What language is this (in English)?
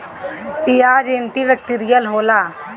Bhojpuri